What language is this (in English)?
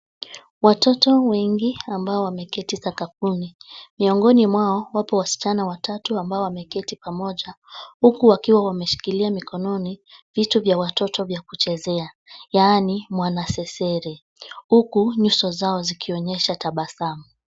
Swahili